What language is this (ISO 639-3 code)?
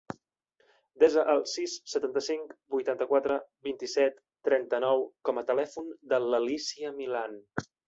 cat